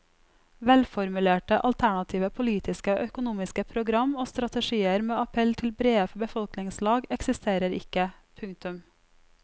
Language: Norwegian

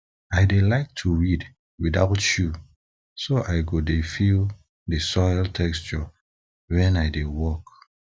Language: Nigerian Pidgin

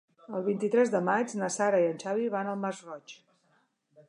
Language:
Catalan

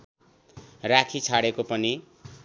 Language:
Nepali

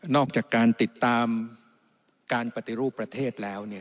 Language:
Thai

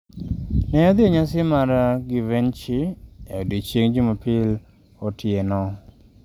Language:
Luo (Kenya and Tanzania)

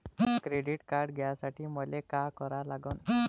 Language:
Marathi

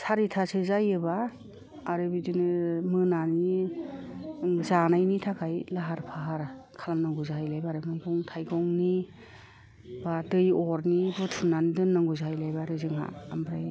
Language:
Bodo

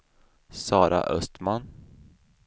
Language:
Swedish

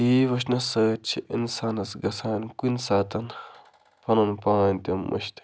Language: Kashmiri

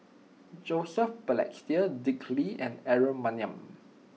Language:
English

